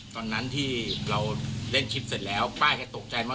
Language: Thai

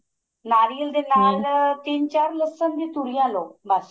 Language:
Punjabi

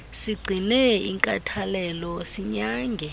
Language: Xhosa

